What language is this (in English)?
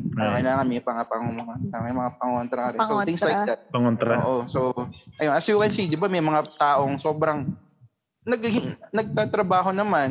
Filipino